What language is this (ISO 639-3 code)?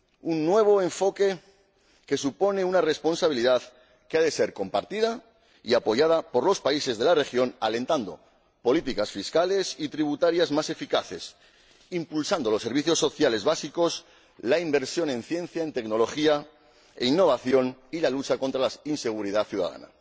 spa